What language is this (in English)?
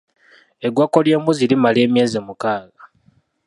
Ganda